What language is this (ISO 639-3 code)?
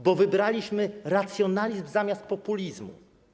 pol